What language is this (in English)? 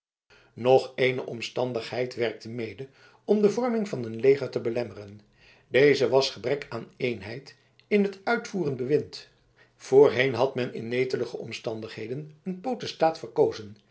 Dutch